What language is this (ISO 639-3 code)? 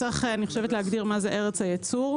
heb